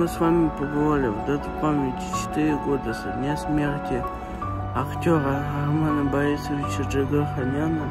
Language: Russian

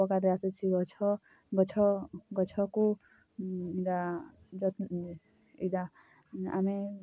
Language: Odia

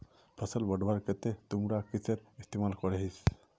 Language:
Magahi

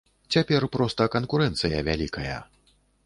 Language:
Belarusian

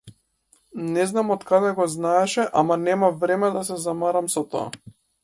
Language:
Macedonian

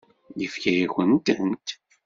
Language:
Kabyle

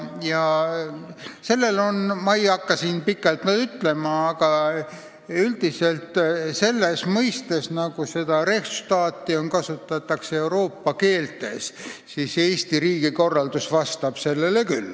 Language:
Estonian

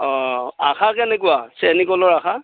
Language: Assamese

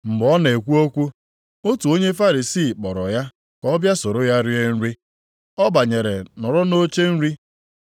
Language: Igbo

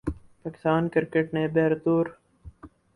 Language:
Urdu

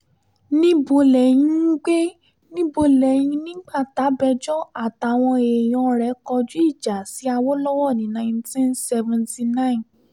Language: Yoruba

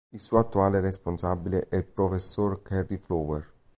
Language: Italian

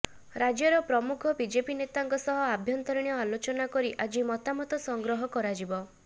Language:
Odia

